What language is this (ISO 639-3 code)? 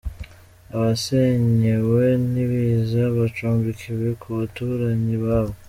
kin